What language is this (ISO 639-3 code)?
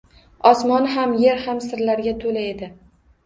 uzb